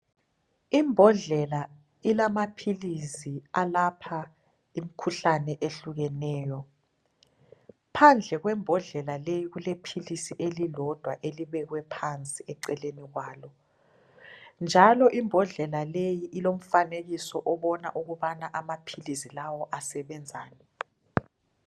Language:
North Ndebele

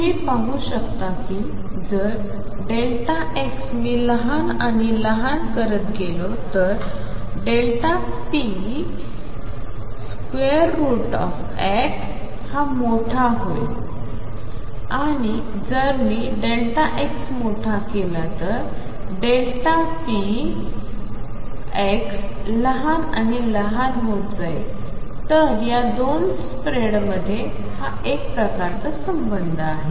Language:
Marathi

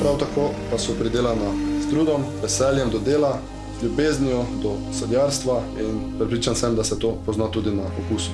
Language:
Slovenian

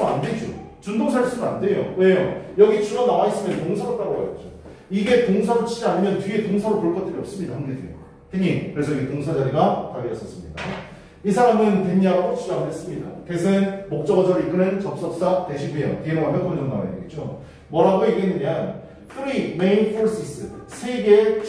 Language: Korean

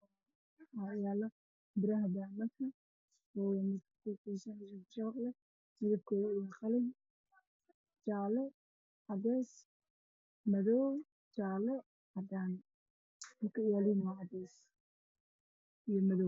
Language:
Somali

